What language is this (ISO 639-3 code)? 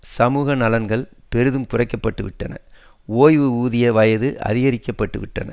tam